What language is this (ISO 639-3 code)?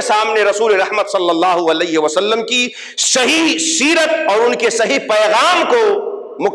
hin